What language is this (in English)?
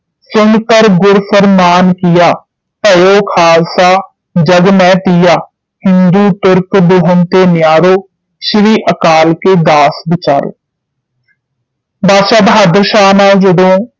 Punjabi